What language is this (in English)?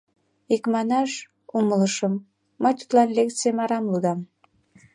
Mari